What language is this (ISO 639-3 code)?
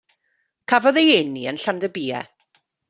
cym